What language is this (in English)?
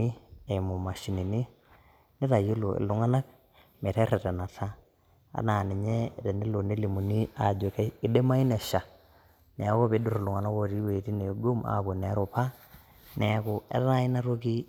Masai